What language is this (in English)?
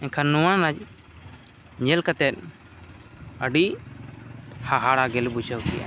Santali